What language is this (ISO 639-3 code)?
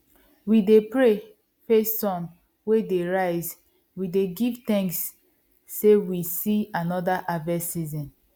pcm